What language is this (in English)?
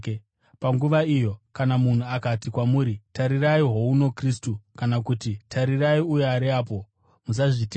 Shona